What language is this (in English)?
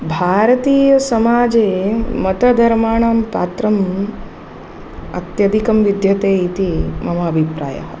Sanskrit